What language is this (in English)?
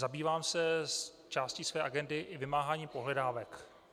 Czech